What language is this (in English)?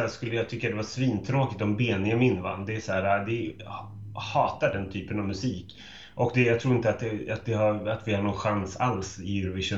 Swedish